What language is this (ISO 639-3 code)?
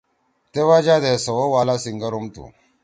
trw